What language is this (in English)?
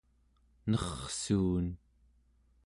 Central Yupik